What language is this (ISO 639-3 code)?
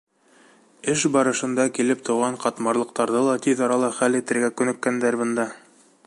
bak